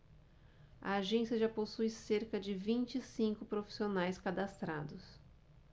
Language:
Portuguese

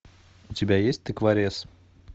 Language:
Russian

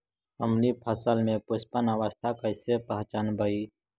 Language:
Magahi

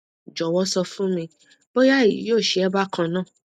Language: Yoruba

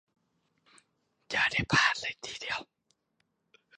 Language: Thai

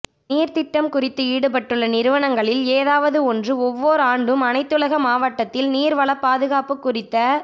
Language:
Tamil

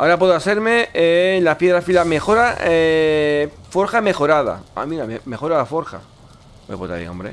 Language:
Spanish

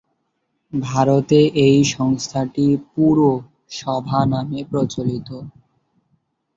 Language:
Bangla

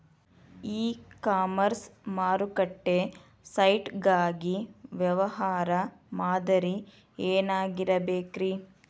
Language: Kannada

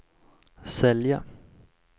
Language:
Swedish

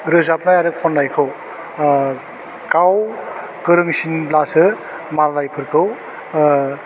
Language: Bodo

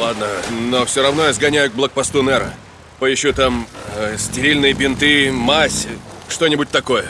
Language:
Russian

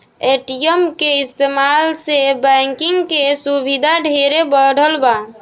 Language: Bhojpuri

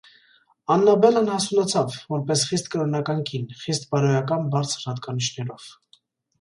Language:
Armenian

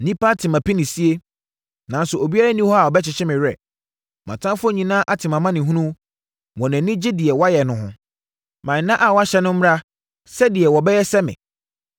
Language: Akan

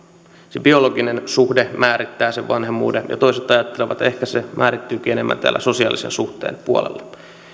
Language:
Finnish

